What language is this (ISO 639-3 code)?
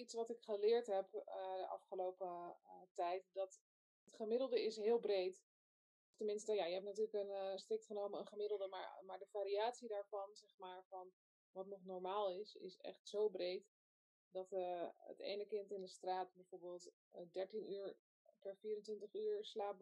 nld